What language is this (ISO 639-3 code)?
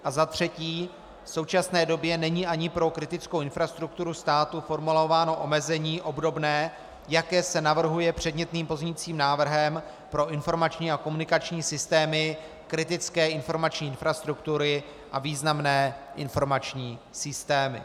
ces